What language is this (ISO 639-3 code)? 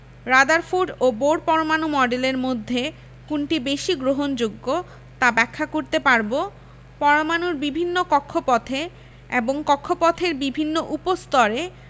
ben